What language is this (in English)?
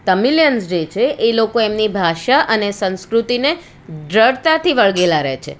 Gujarati